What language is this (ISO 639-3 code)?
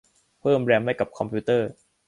tha